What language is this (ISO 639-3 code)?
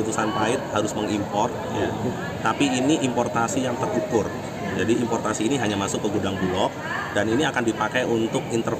ind